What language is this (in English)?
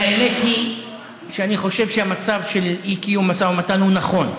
Hebrew